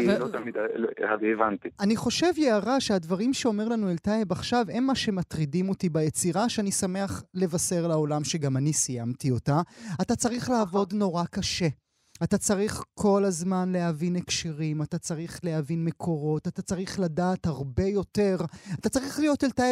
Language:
Hebrew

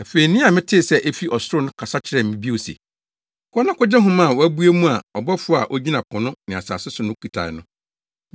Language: Akan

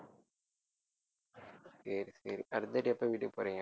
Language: Tamil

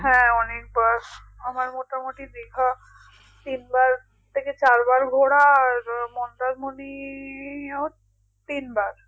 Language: Bangla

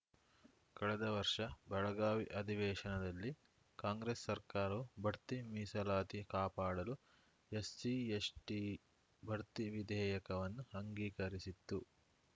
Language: Kannada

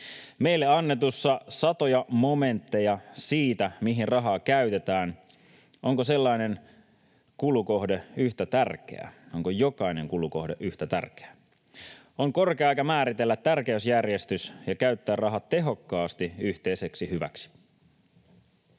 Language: Finnish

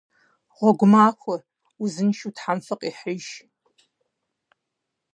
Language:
Kabardian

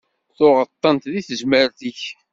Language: Kabyle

